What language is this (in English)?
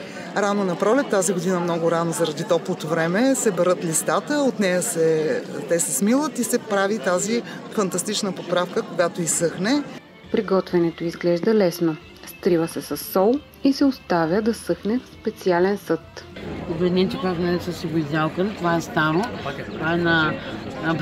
Bulgarian